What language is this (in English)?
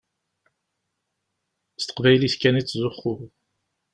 Kabyle